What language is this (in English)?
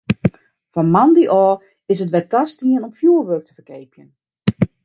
Western Frisian